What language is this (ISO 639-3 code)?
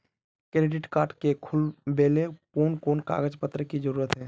mag